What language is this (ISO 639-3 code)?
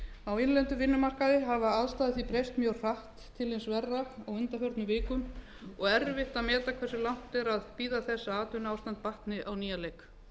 isl